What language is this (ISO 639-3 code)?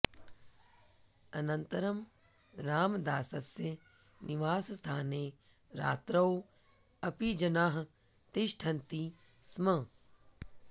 san